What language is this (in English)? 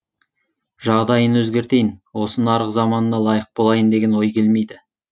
Kazakh